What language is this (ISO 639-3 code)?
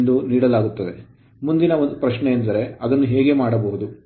kan